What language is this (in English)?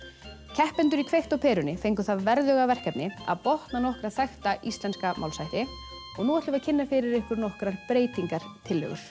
Icelandic